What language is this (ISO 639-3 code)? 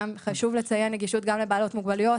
heb